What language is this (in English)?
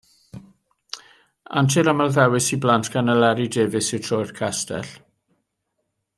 Welsh